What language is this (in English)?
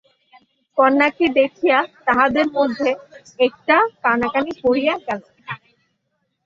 Bangla